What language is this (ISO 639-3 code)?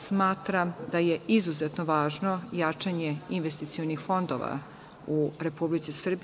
srp